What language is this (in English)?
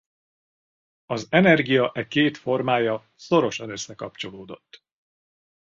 Hungarian